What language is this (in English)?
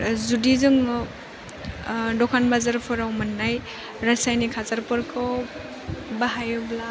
Bodo